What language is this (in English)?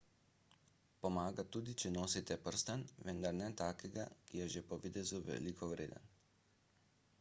Slovenian